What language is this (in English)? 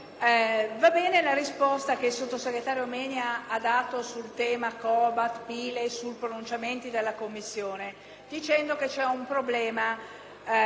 Italian